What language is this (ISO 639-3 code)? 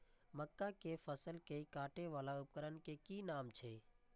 mai